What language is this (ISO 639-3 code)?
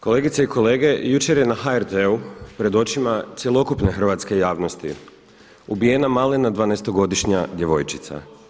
hrv